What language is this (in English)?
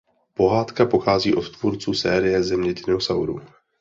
Czech